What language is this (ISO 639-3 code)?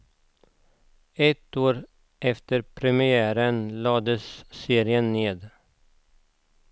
swe